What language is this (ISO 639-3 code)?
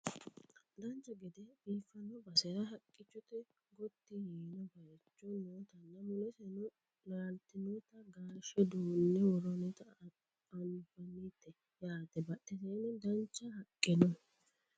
sid